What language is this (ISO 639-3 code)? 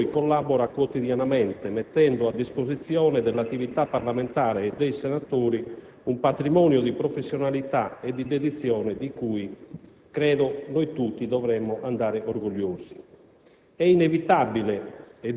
ita